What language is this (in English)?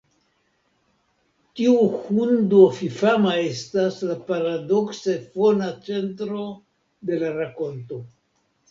Esperanto